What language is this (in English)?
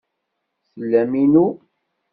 Kabyle